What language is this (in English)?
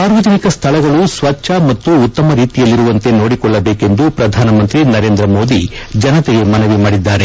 Kannada